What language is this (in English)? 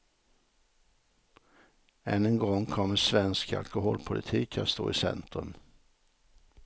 Swedish